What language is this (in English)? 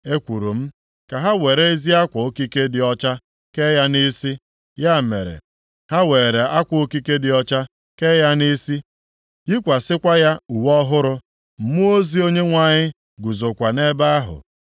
Igbo